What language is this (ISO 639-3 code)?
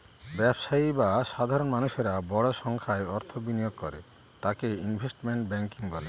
ben